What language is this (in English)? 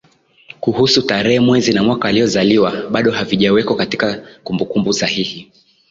Swahili